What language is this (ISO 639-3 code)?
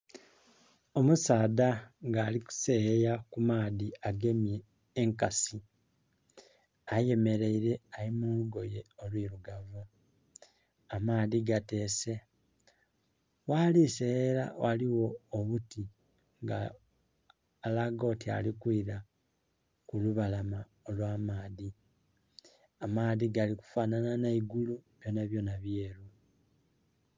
xog